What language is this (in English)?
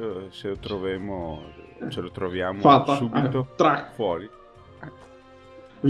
Italian